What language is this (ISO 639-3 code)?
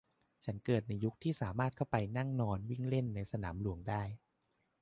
tha